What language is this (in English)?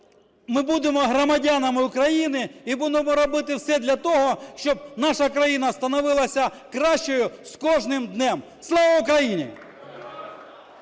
Ukrainian